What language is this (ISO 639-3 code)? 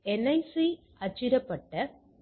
tam